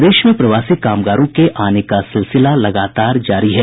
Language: Hindi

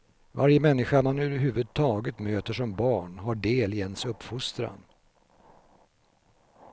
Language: Swedish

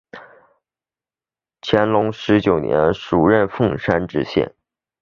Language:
Chinese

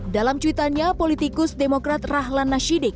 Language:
Indonesian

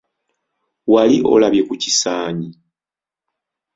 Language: Ganda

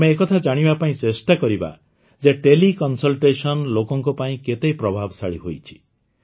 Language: Odia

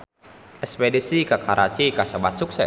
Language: Sundanese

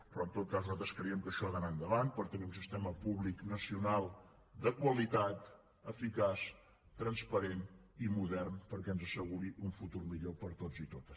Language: Catalan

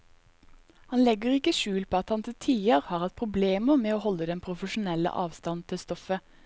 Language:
Norwegian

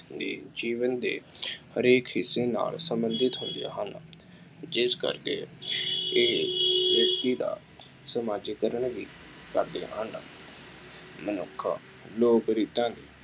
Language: Punjabi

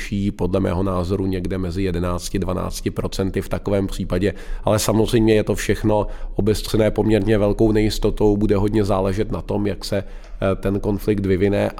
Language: Czech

